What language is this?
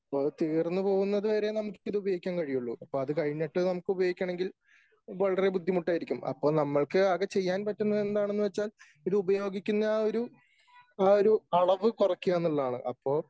Malayalam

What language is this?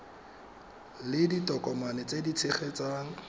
Tswana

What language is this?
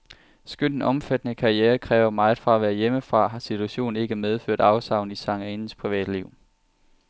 Danish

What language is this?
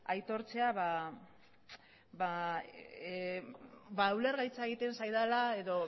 Basque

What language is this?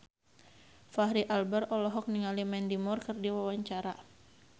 Sundanese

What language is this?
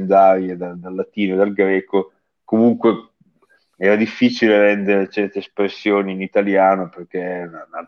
Italian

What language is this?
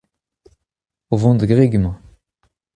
Breton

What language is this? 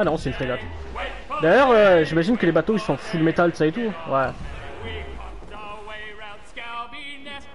French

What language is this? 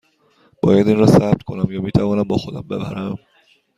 Persian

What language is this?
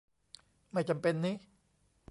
Thai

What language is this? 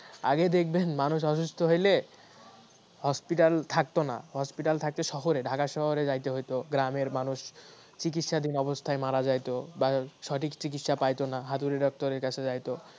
Bangla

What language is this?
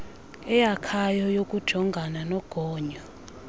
Xhosa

